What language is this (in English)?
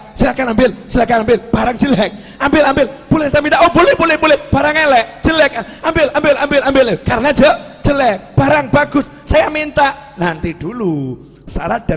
Indonesian